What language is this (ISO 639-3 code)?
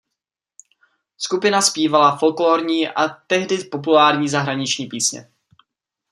ces